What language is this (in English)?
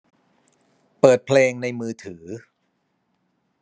Thai